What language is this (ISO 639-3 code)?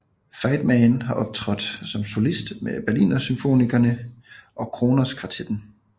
dan